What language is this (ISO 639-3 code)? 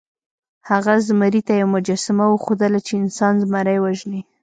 pus